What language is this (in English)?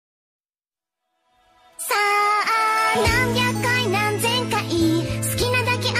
Thai